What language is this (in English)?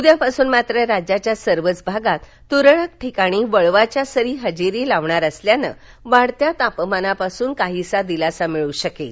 Marathi